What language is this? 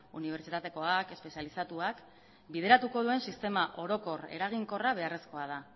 Basque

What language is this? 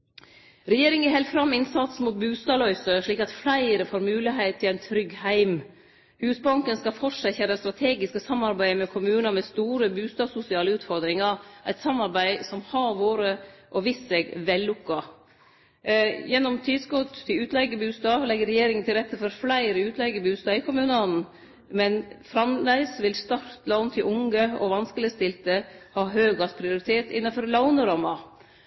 Norwegian Nynorsk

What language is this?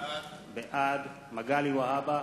Hebrew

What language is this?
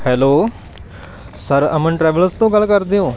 Punjabi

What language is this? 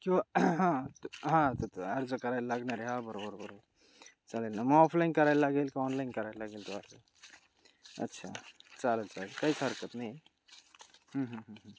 Marathi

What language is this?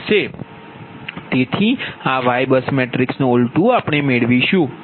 Gujarati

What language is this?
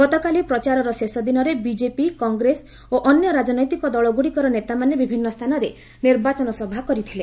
Odia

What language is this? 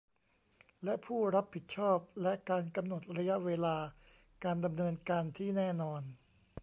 Thai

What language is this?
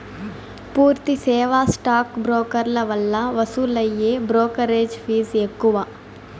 Telugu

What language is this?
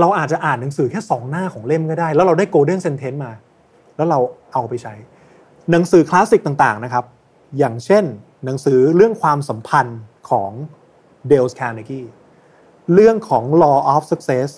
Thai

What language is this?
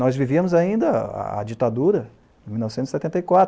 Portuguese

